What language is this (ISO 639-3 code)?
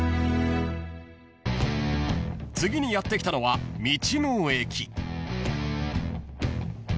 jpn